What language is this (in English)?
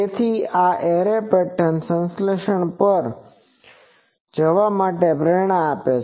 Gujarati